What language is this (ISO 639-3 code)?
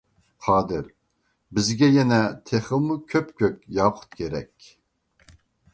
uig